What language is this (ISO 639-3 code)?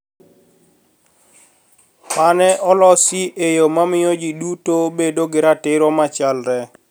luo